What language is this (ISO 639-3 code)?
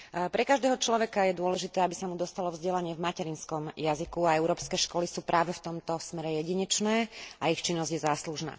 slk